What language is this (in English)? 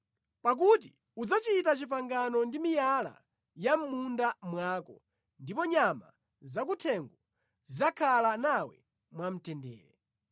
Nyanja